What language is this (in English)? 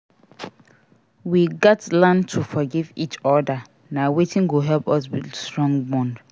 Nigerian Pidgin